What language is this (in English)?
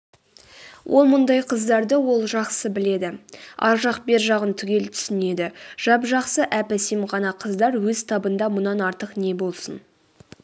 Kazakh